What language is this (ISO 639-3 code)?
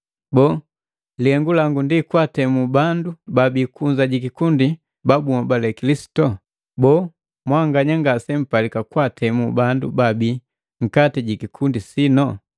mgv